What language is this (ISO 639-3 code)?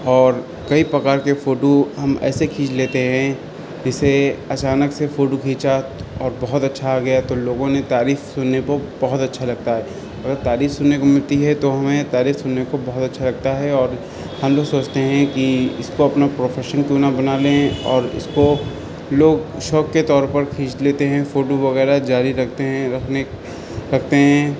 urd